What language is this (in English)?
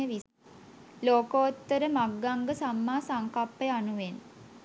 Sinhala